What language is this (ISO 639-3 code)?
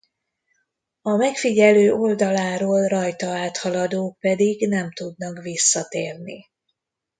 hun